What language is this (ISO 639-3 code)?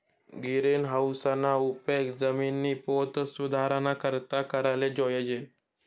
mar